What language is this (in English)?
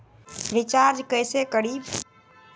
Magahi